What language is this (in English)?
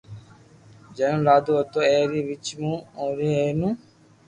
Loarki